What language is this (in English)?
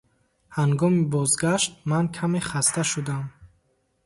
Tajik